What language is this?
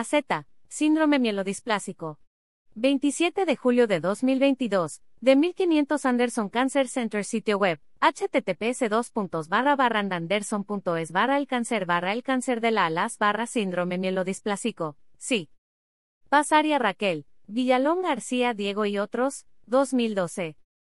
Spanish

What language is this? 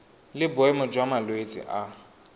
Tswana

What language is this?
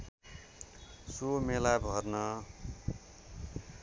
Nepali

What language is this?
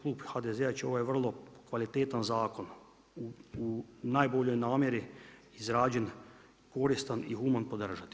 Croatian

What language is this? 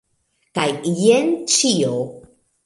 Esperanto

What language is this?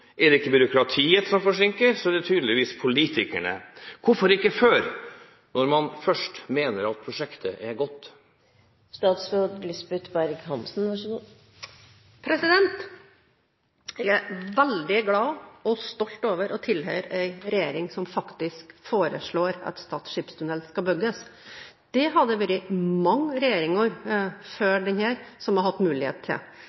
Norwegian Bokmål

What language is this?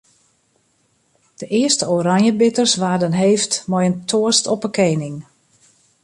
Western Frisian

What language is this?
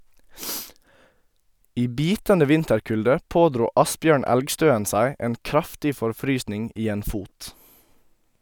Norwegian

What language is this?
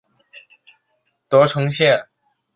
Chinese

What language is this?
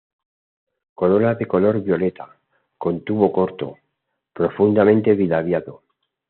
Spanish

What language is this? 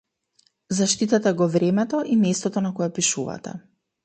Macedonian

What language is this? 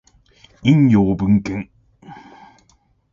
Japanese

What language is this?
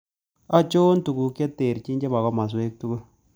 Kalenjin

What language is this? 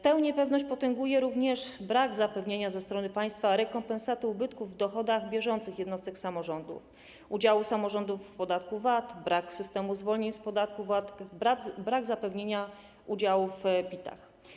Polish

